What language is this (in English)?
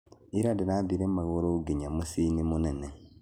Kikuyu